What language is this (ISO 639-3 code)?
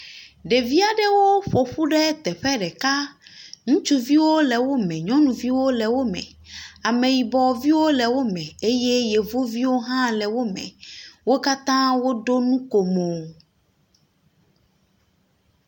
ewe